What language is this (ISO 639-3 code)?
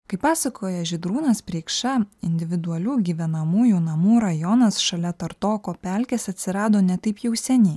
lit